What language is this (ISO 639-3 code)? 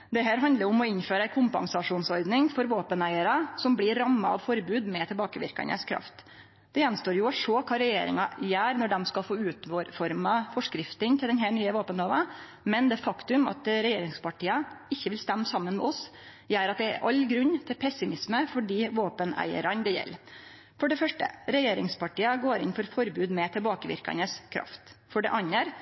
nno